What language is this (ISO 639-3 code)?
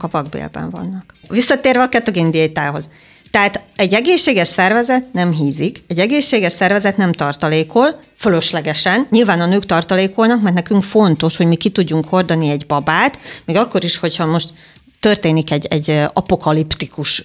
hun